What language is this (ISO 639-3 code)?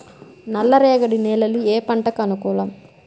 tel